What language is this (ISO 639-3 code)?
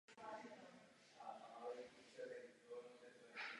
ces